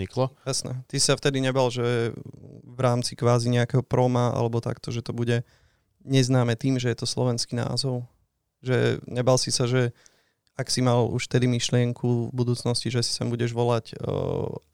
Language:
Slovak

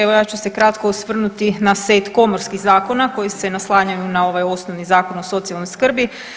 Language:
Croatian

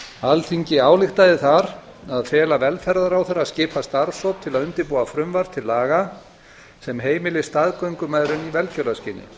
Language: Icelandic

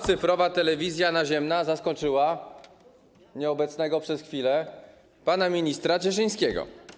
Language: Polish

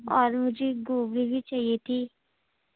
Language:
Urdu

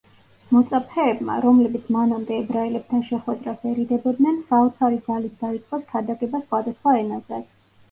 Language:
Georgian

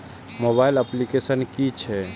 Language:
Maithili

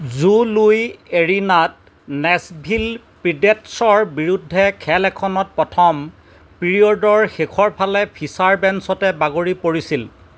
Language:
Assamese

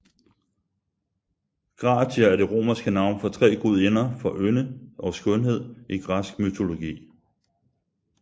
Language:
Danish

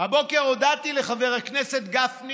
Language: Hebrew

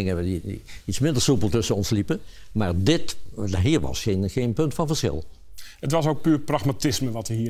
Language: Dutch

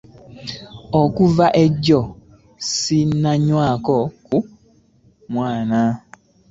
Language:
Ganda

